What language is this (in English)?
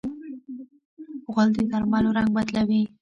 Pashto